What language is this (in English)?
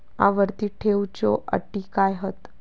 Marathi